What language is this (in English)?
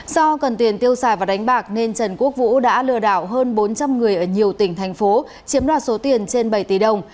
Vietnamese